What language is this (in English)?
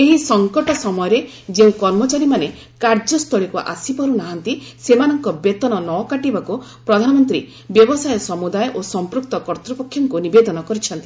Odia